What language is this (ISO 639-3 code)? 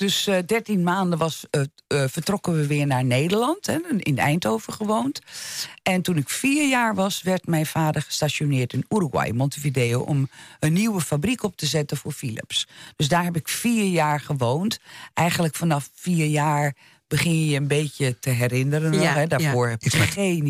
nld